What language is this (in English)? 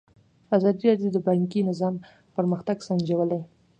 Pashto